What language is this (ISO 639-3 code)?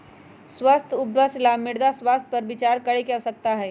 mag